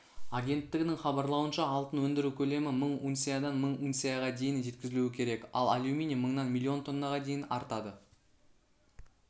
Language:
Kazakh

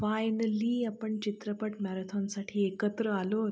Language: Marathi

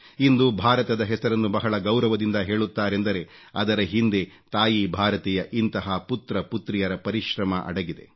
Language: Kannada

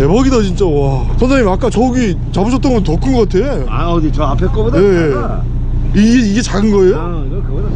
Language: Korean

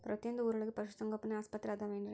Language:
Kannada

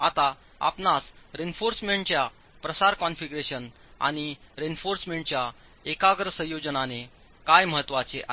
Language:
Marathi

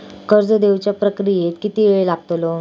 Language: Marathi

